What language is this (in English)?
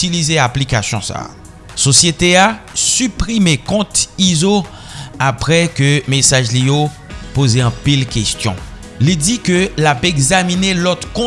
French